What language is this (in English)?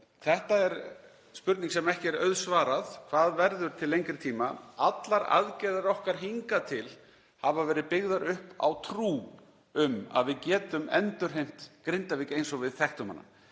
Icelandic